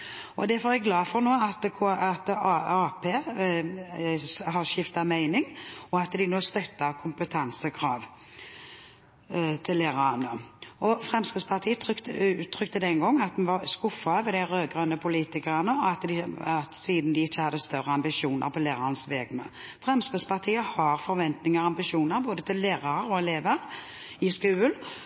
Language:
Norwegian Bokmål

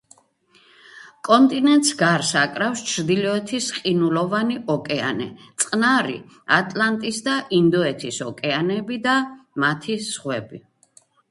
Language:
Georgian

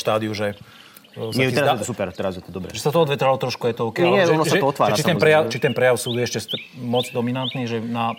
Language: Slovak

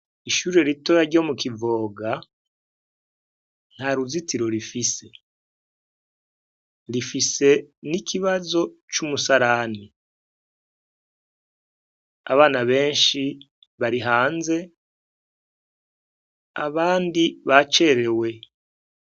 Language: Rundi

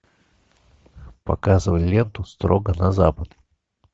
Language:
Russian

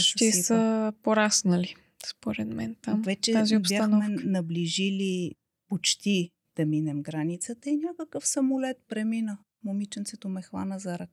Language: Bulgarian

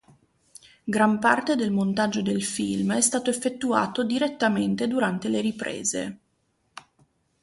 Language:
Italian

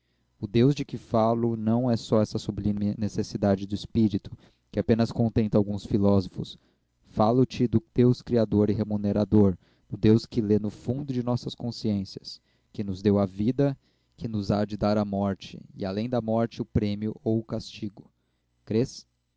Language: Portuguese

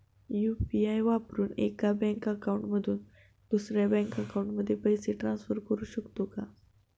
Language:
Marathi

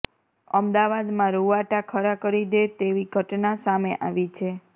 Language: Gujarati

